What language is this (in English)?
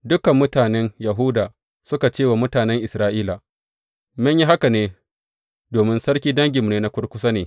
Hausa